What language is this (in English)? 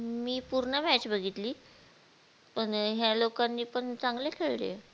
Marathi